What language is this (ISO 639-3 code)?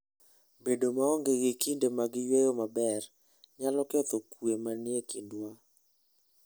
luo